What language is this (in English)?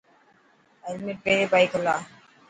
Dhatki